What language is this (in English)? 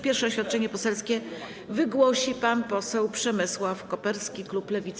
Polish